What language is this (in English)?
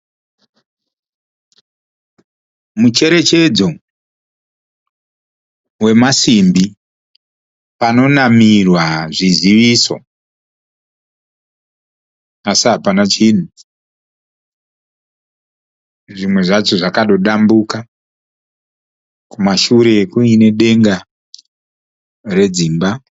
Shona